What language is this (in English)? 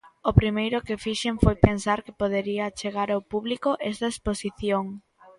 Galician